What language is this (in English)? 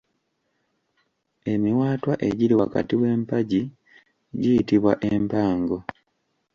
Ganda